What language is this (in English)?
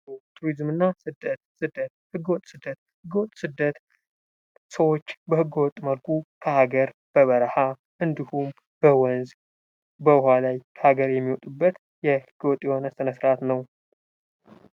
Amharic